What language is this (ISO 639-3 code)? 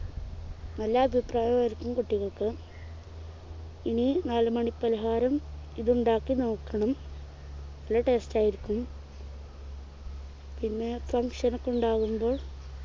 mal